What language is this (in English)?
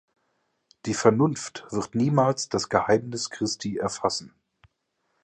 German